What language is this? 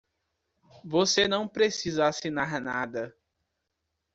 Portuguese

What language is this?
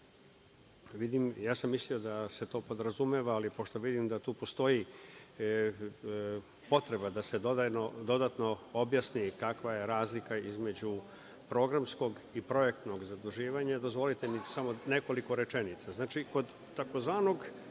Serbian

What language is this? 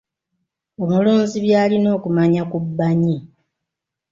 Ganda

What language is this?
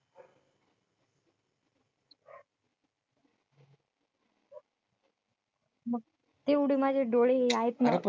Marathi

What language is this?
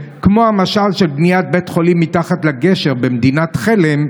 Hebrew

